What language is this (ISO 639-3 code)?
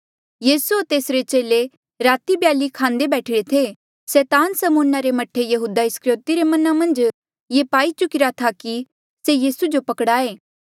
mjl